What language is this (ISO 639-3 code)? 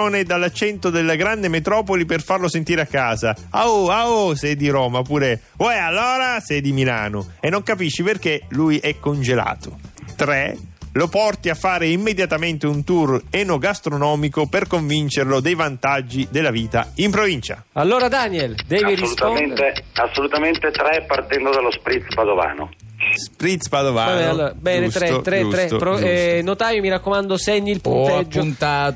ita